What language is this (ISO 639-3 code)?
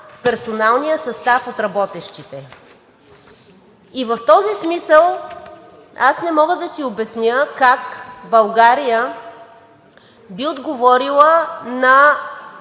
bul